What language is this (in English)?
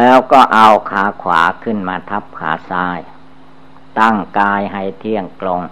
Thai